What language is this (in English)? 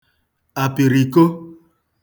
Igbo